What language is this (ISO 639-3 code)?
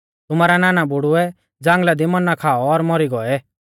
bfz